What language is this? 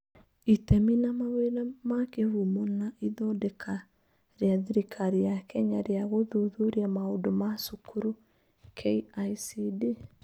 Kikuyu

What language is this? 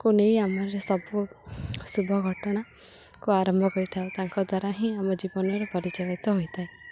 Odia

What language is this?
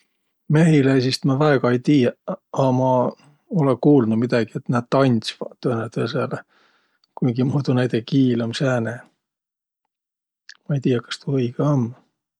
Võro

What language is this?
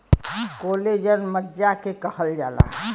Bhojpuri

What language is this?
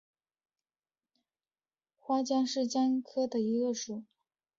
Chinese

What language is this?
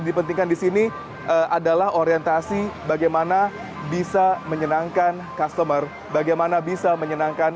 Indonesian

